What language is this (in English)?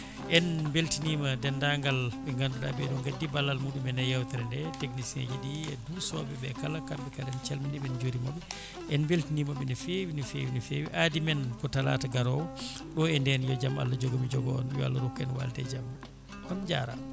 Fula